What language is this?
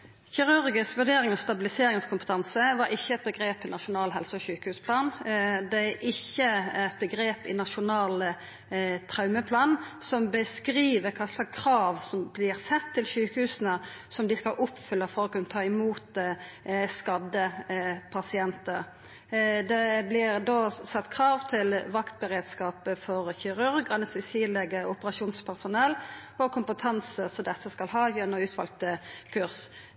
Norwegian Nynorsk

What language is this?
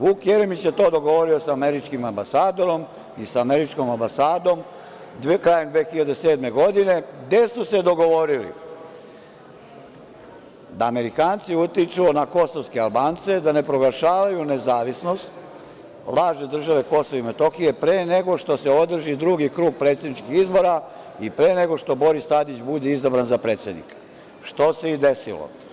Serbian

